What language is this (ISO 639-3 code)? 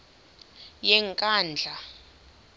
xho